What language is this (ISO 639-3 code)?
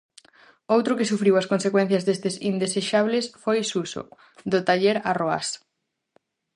glg